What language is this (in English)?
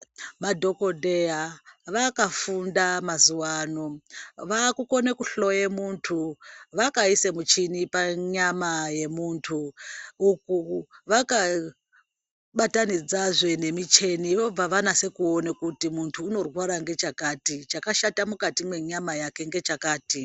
Ndau